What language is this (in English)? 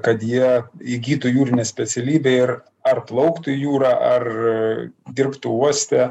Lithuanian